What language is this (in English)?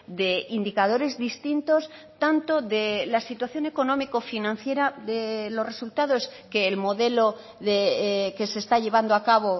Spanish